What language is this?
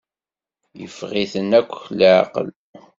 Kabyle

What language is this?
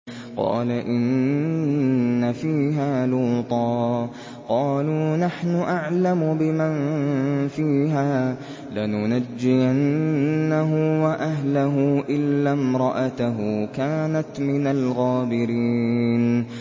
Arabic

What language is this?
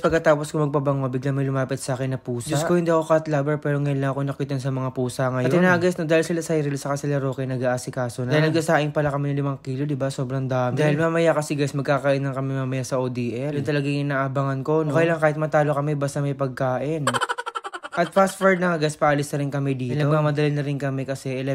Filipino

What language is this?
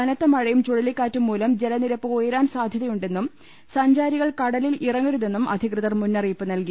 Malayalam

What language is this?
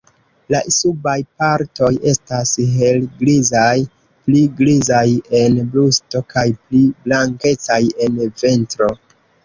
Esperanto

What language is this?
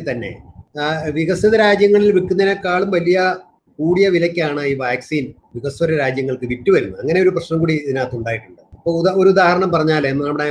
Malayalam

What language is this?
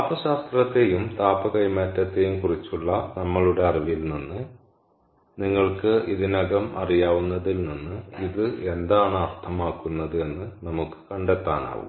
Malayalam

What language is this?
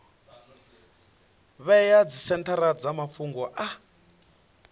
Venda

